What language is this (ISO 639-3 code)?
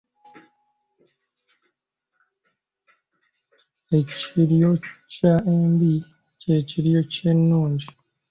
lug